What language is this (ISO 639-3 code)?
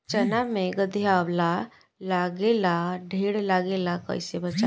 bho